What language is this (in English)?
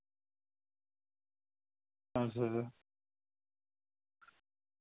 Dogri